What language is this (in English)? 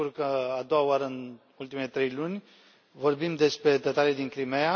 Romanian